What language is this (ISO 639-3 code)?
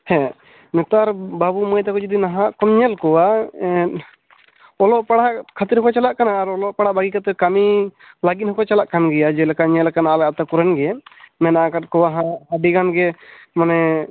sat